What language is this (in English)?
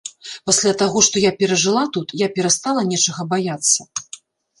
Belarusian